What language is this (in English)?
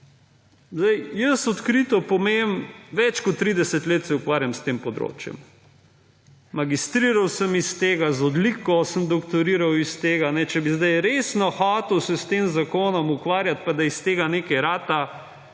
Slovenian